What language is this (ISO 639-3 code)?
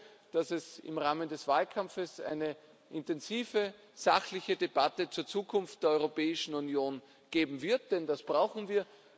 deu